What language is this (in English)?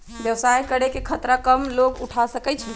Magahi